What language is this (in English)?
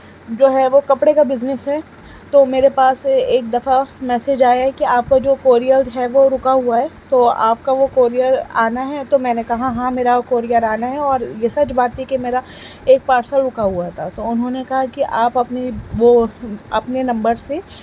Urdu